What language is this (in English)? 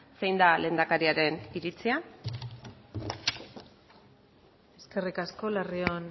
Basque